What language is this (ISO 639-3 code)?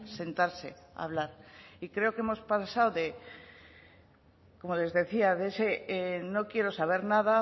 spa